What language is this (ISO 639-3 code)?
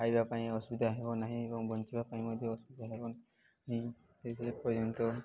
ori